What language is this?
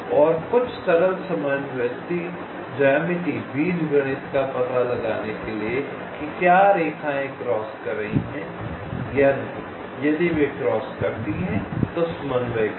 Hindi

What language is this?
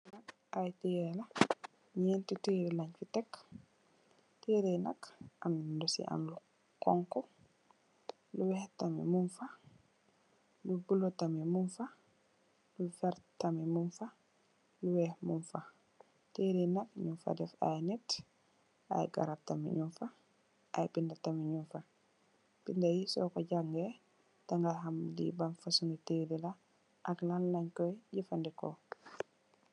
Wolof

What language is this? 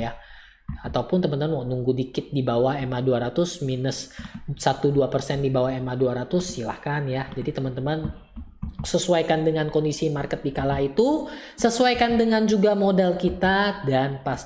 Indonesian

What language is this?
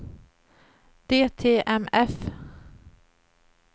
Swedish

